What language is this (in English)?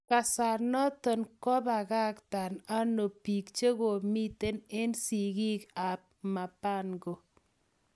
Kalenjin